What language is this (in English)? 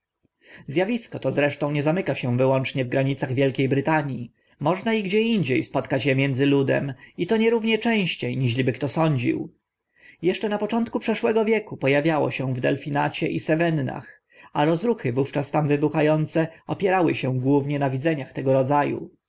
Polish